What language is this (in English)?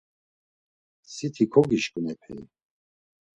Laz